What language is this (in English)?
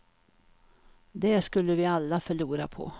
Swedish